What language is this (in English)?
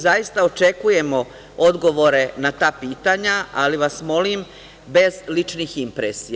Serbian